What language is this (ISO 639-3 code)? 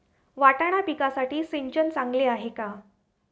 mar